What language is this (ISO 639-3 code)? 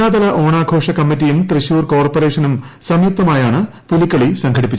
mal